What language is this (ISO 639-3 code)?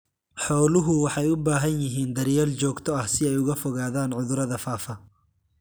som